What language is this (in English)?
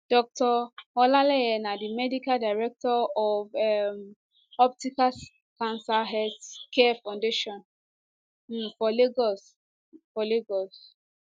Nigerian Pidgin